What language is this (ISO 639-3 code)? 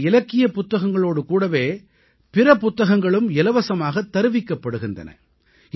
tam